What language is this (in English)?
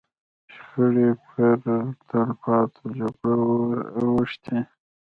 Pashto